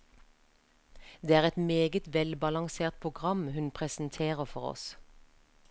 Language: Norwegian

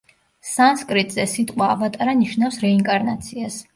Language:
Georgian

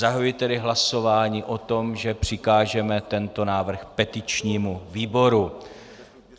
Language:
Czech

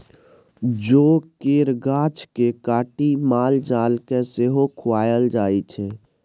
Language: Maithili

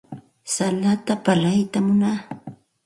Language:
Santa Ana de Tusi Pasco Quechua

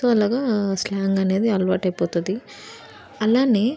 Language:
Telugu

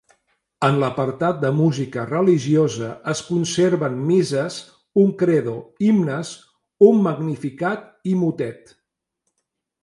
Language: Catalan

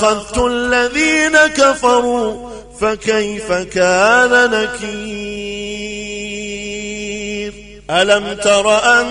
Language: Arabic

